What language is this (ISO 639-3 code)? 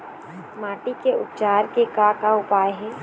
hne